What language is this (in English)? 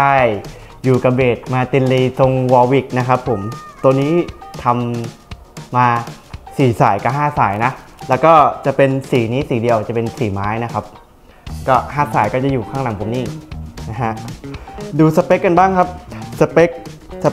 Thai